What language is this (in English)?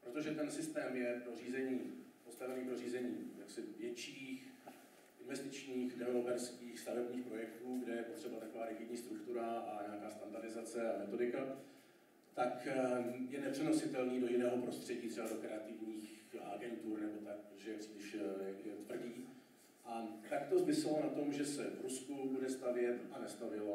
Czech